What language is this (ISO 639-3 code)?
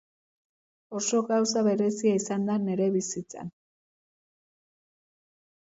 eus